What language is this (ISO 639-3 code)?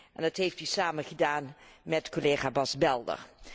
nld